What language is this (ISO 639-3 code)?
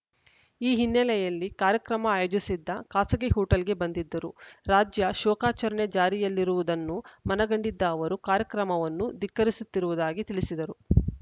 kan